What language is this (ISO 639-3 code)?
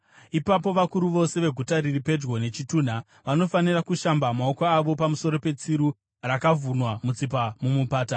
sna